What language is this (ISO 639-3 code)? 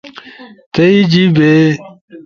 ush